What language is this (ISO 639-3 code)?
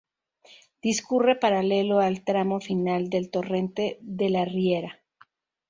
spa